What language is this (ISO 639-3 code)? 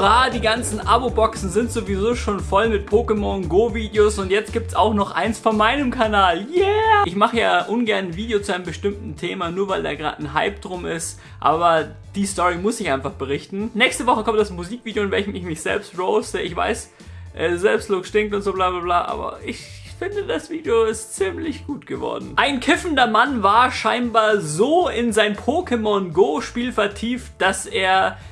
deu